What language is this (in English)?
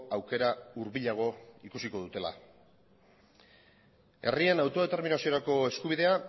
Basque